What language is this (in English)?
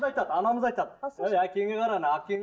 Kazakh